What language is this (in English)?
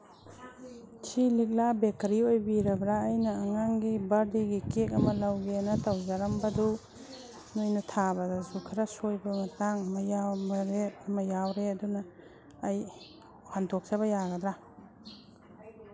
Manipuri